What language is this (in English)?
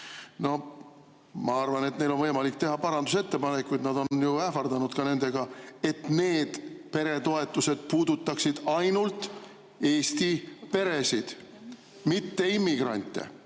Estonian